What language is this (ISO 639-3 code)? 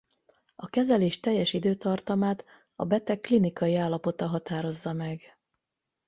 hun